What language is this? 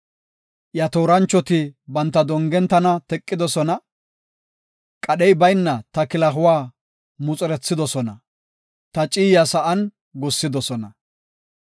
Gofa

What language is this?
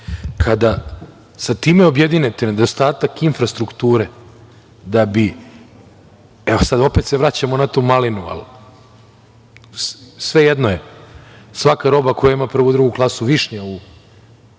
Serbian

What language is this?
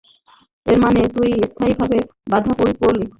Bangla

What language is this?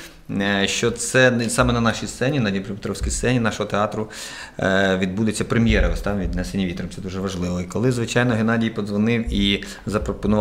Ukrainian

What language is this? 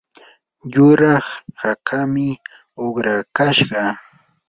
Yanahuanca Pasco Quechua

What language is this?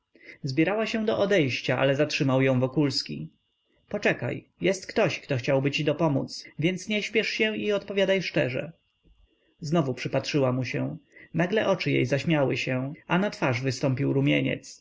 Polish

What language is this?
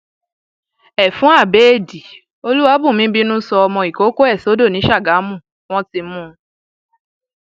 Yoruba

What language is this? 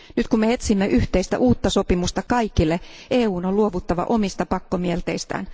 Finnish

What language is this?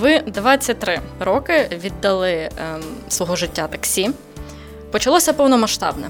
Ukrainian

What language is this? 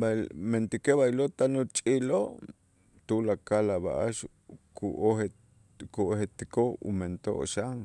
Itzá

